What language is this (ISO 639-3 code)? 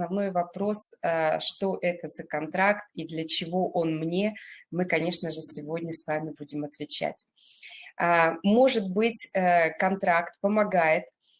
rus